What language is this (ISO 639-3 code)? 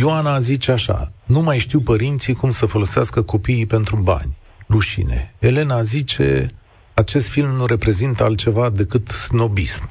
ron